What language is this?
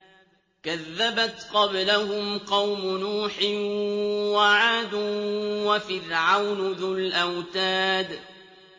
Arabic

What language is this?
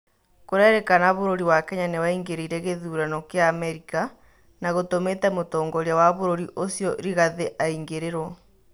Kikuyu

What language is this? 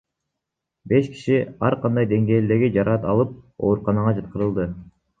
Kyrgyz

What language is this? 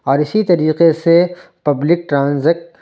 Urdu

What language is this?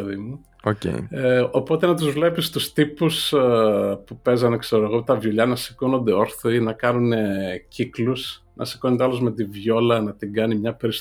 Greek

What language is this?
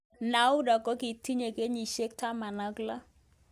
Kalenjin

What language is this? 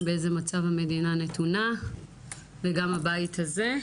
Hebrew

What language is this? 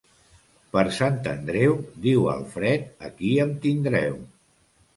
Catalan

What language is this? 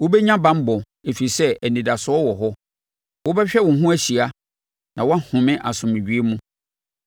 Akan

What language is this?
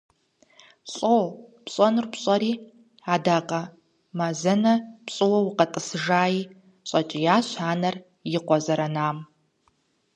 Kabardian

